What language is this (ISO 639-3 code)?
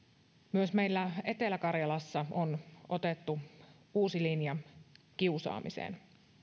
fin